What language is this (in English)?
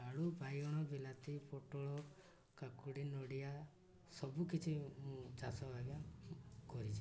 Odia